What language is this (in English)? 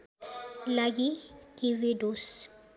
Nepali